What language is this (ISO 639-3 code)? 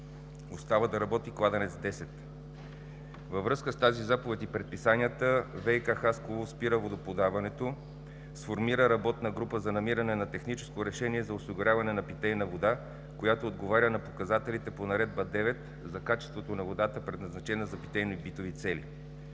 bul